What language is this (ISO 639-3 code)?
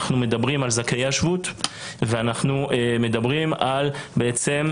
heb